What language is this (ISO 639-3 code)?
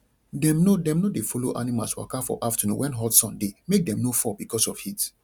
pcm